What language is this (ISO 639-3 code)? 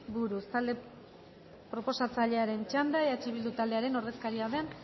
eus